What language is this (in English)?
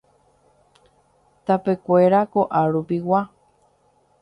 Guarani